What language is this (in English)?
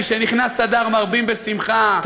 Hebrew